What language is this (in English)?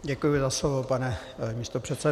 Czech